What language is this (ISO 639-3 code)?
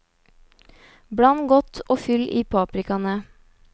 nor